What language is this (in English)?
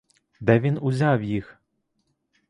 Ukrainian